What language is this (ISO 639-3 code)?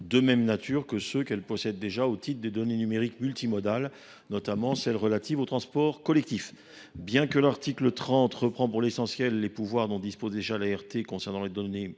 fra